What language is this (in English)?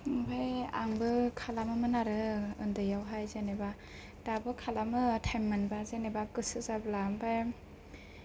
Bodo